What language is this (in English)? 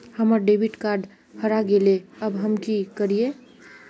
Magahi